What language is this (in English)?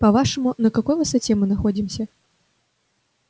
Russian